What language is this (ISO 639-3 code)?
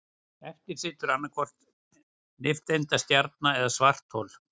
isl